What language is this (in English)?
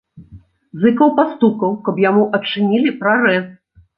Belarusian